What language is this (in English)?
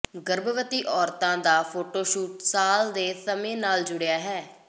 Punjabi